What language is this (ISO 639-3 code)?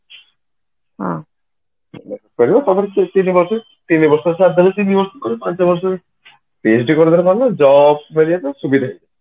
ori